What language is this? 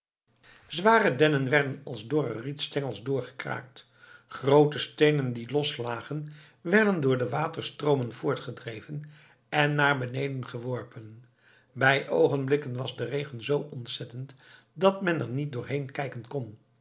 Dutch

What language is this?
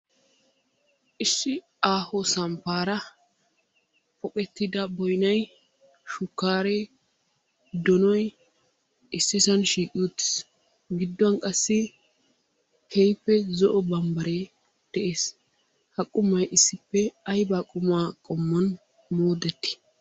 Wolaytta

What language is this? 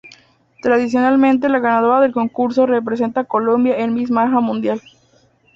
Spanish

